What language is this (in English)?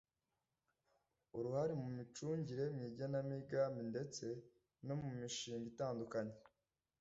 Kinyarwanda